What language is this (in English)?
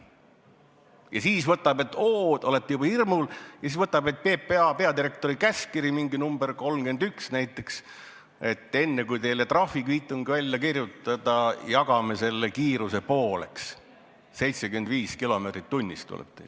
Estonian